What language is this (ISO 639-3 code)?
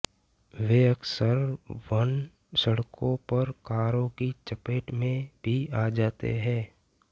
hin